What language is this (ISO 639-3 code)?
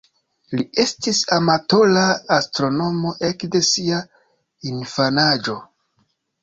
epo